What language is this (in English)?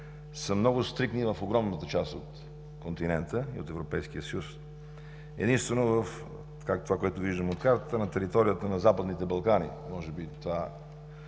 Bulgarian